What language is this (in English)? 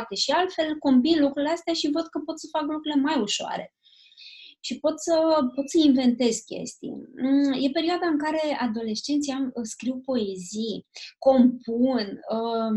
Romanian